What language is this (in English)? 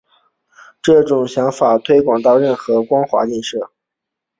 Chinese